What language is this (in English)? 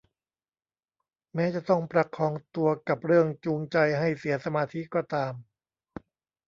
Thai